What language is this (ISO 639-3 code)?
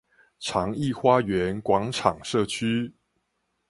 zho